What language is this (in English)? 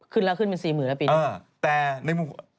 Thai